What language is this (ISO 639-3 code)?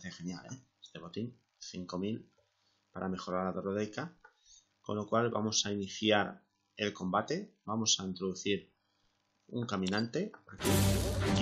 spa